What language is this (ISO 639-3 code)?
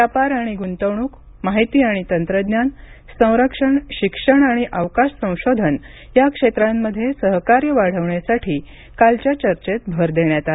mar